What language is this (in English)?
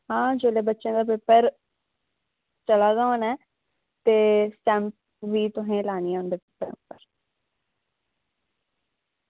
Dogri